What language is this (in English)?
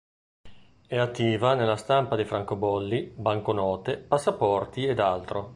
Italian